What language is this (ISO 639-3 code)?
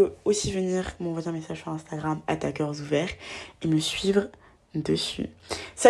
fra